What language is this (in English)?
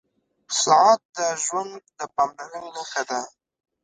Pashto